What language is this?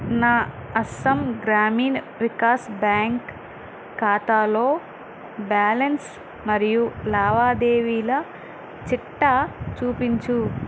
Telugu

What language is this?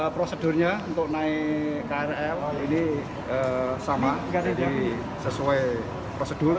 Indonesian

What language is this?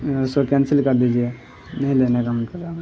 Urdu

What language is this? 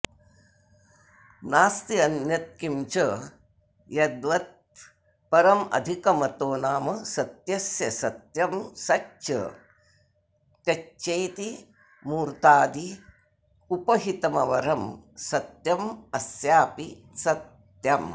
Sanskrit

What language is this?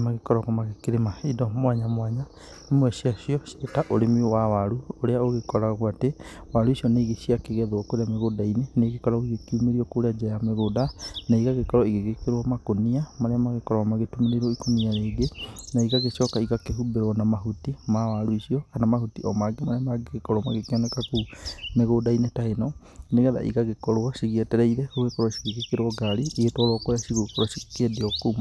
Kikuyu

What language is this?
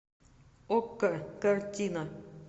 Russian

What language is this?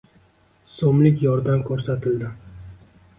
Uzbek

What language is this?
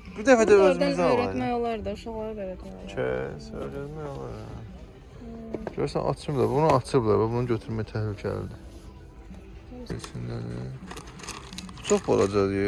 Turkish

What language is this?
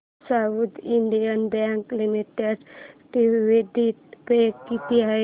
Marathi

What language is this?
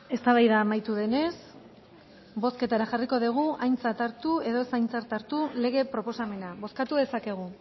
Basque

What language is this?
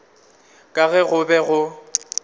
Northern Sotho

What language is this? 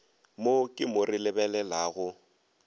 Northern Sotho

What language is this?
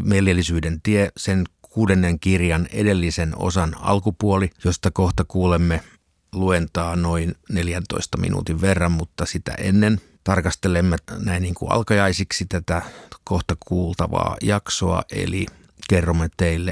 Finnish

